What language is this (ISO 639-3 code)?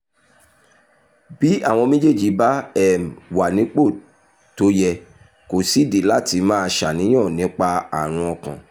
yor